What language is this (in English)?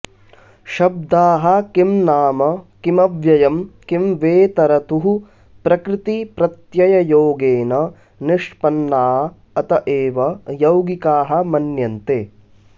Sanskrit